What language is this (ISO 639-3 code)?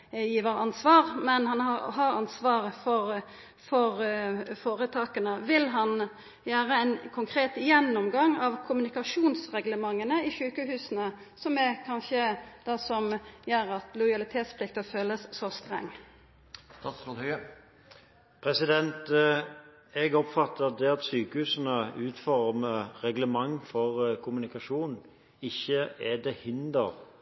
nor